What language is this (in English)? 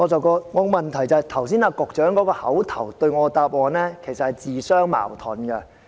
Cantonese